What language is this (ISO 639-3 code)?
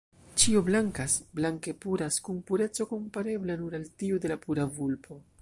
epo